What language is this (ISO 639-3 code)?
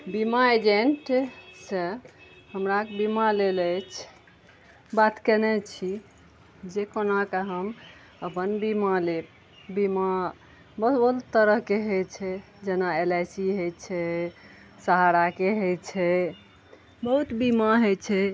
mai